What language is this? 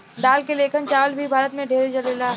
Bhojpuri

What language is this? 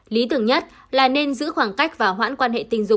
Vietnamese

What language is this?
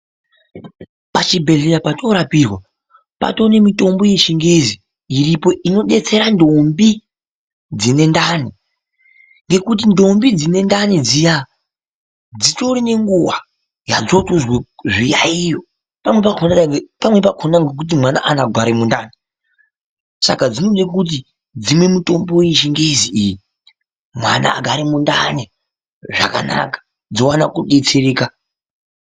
Ndau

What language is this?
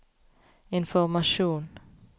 Norwegian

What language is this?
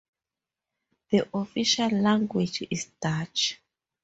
English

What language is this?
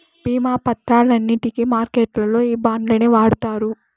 Telugu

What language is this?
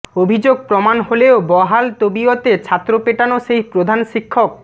Bangla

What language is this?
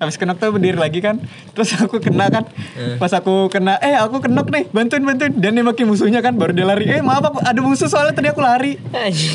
Indonesian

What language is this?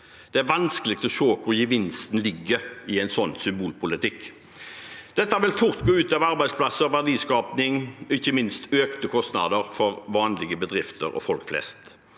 Norwegian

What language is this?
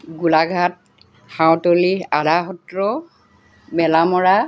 Assamese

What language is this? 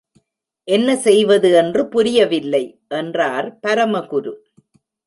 Tamil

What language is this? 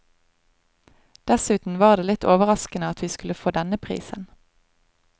Norwegian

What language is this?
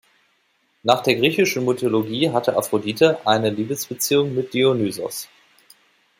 German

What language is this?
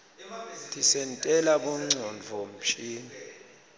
Swati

